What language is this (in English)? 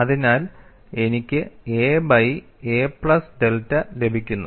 Malayalam